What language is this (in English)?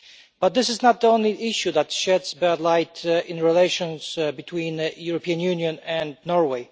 English